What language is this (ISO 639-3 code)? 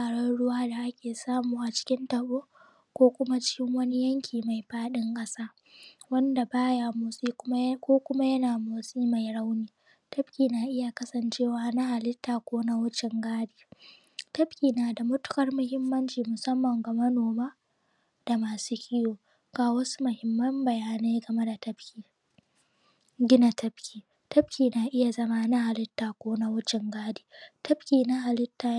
hau